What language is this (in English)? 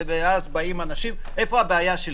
Hebrew